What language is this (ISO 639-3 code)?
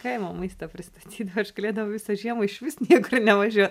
lit